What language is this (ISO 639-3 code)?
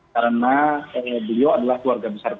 ind